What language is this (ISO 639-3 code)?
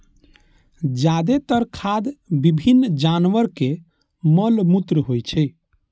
mai